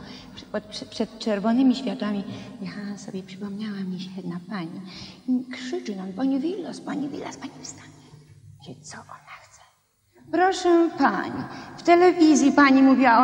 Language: Polish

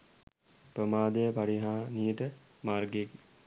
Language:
Sinhala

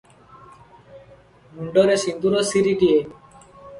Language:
Odia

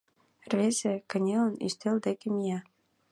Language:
Mari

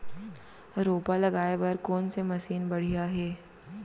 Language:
Chhattisgarhi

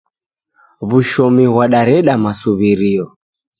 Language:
Taita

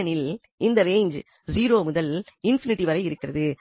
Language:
Tamil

